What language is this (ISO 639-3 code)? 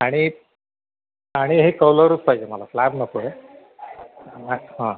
mar